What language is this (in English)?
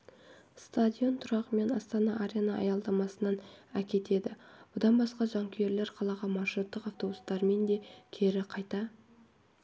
Kazakh